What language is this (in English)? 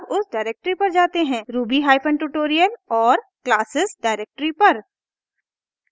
Hindi